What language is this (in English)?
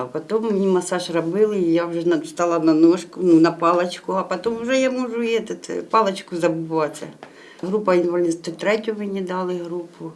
Ukrainian